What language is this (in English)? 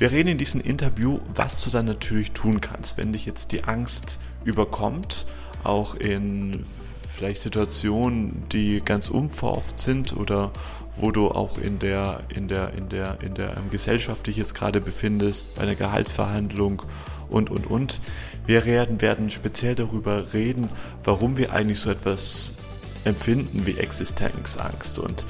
German